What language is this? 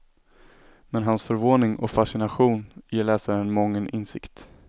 Swedish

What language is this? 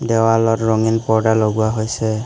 Assamese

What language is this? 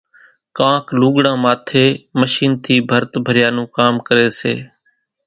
Kachi Koli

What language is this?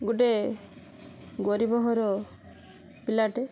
Odia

